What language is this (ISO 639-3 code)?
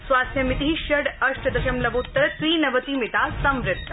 san